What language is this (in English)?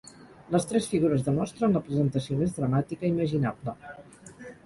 Catalan